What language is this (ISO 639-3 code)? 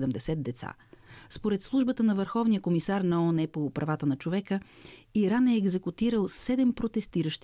bul